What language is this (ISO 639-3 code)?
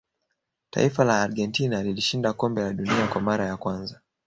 swa